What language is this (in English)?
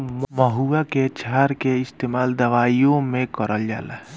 Bhojpuri